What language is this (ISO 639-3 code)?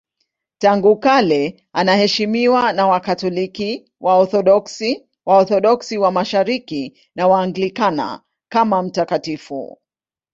swa